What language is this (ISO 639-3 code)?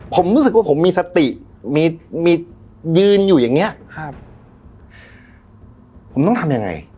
tha